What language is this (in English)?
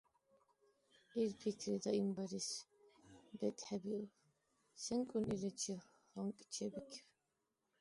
Dargwa